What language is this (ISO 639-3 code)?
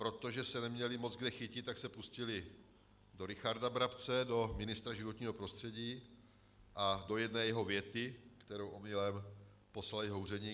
ces